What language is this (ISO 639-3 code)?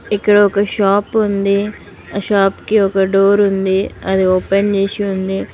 tel